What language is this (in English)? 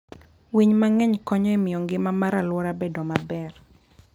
Luo (Kenya and Tanzania)